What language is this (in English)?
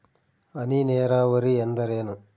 Kannada